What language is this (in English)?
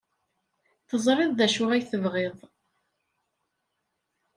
Kabyle